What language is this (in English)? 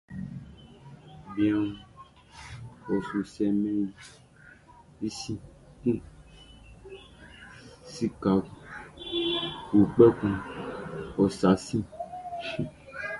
Baoulé